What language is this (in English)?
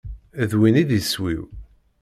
Kabyle